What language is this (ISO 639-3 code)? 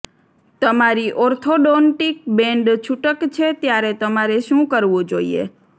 guj